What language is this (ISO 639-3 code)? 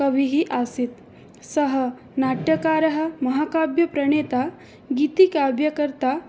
san